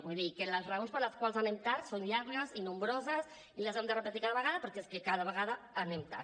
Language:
Catalan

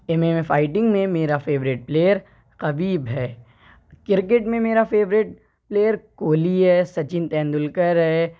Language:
Urdu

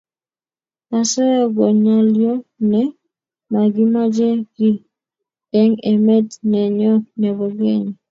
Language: Kalenjin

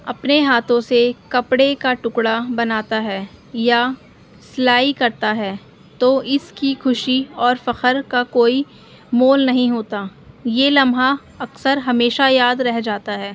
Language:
Urdu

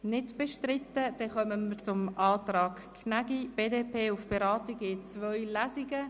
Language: Swiss German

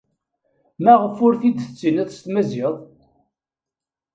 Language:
Kabyle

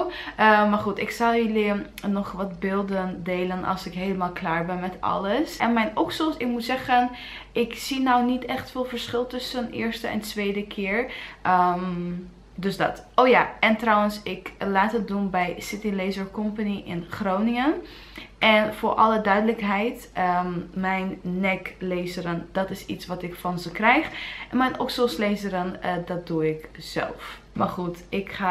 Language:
Dutch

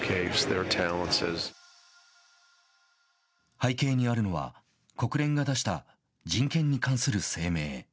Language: Japanese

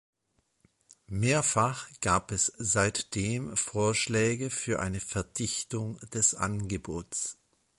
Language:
German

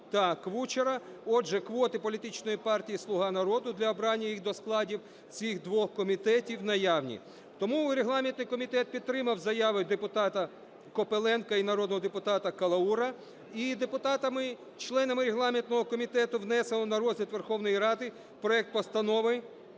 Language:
Ukrainian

